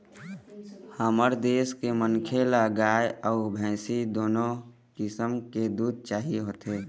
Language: Chhattisgarhi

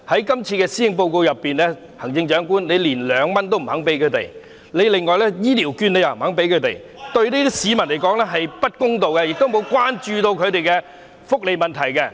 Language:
Cantonese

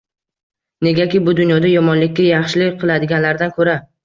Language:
Uzbek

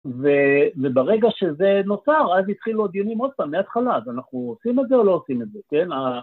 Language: Hebrew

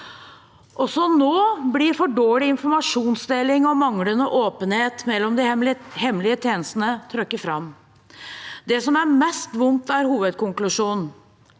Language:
Norwegian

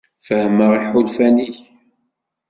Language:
Kabyle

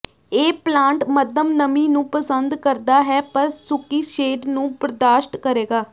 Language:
Punjabi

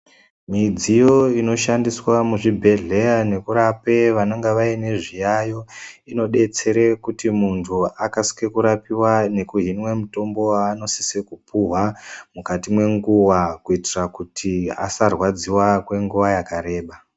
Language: Ndau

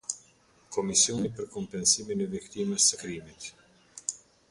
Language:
Albanian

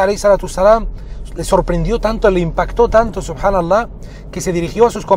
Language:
Spanish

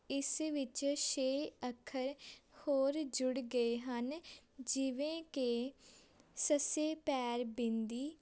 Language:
Punjabi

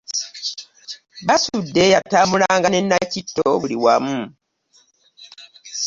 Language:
Ganda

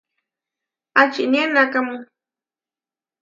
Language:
Huarijio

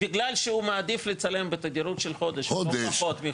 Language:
Hebrew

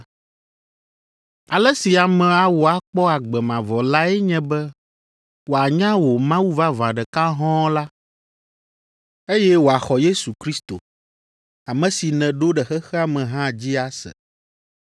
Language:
Ewe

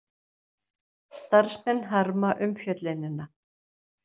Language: Icelandic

